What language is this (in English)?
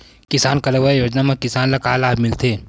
Chhattisgarhi